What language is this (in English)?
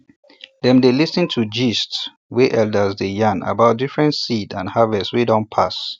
Nigerian Pidgin